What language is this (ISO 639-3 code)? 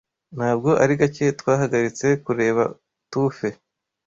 kin